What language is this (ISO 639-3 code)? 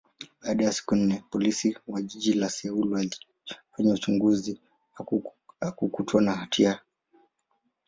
swa